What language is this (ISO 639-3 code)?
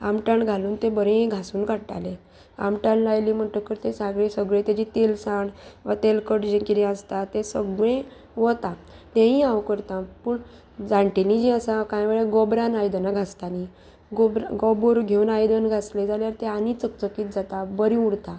kok